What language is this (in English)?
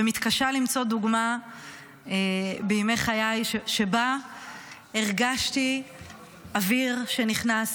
Hebrew